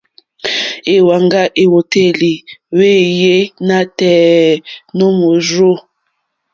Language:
Mokpwe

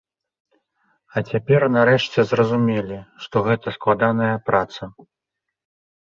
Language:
Belarusian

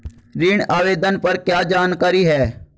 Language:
Hindi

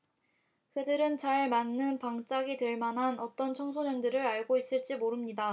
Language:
Korean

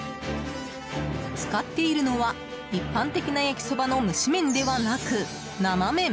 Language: Japanese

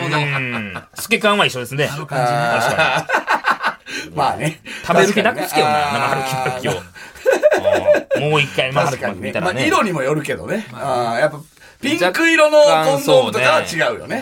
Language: Japanese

